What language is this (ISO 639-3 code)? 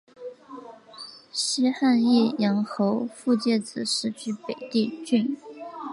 zho